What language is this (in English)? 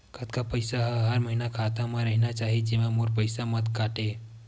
Chhattisgarhi